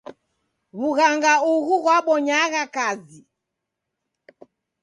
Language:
Taita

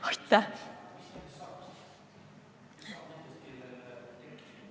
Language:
Estonian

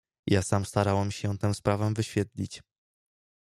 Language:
Polish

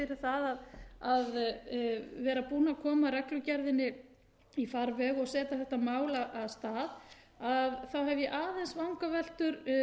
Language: Icelandic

